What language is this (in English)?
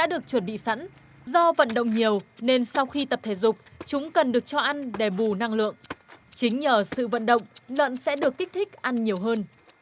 Vietnamese